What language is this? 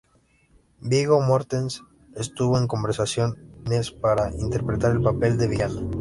Spanish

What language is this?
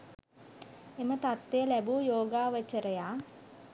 Sinhala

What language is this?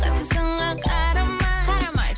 Kazakh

